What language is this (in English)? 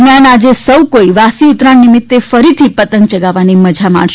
Gujarati